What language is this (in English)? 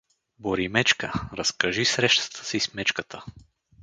Bulgarian